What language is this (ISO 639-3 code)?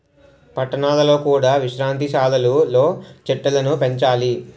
tel